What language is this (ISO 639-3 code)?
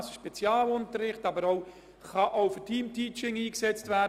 gsw